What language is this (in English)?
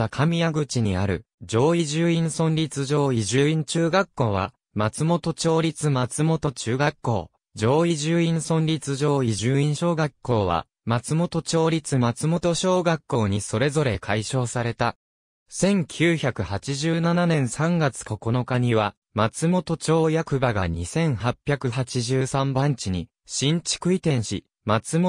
Japanese